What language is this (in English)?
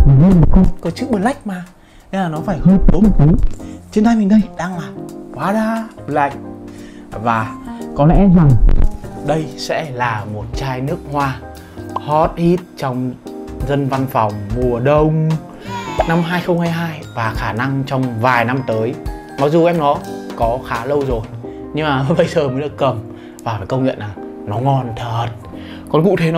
Vietnamese